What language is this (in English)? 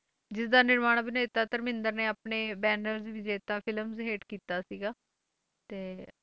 Punjabi